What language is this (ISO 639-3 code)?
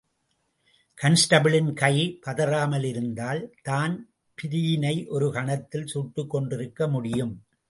tam